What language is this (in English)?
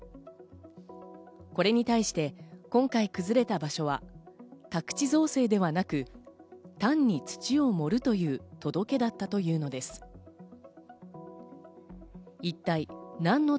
Japanese